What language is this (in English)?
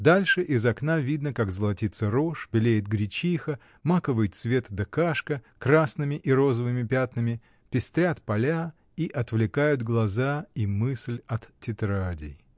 Russian